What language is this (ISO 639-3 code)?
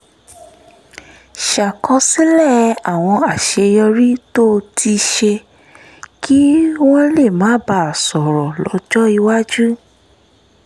yor